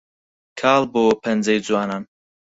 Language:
Central Kurdish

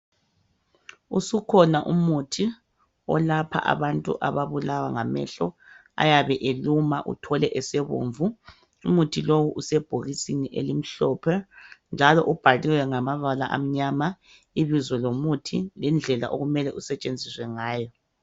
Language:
North Ndebele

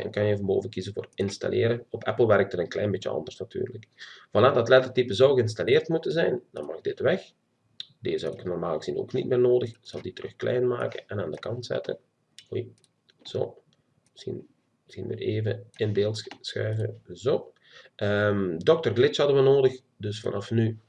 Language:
Dutch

